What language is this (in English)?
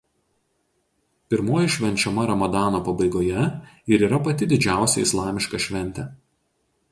Lithuanian